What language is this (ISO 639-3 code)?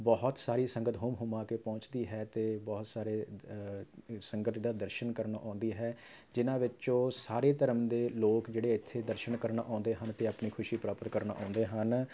pan